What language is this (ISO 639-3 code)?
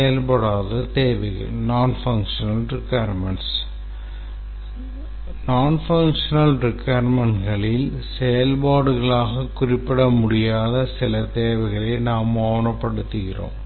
tam